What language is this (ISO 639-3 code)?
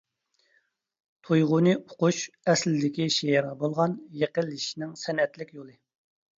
uig